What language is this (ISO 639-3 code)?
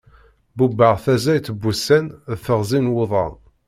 kab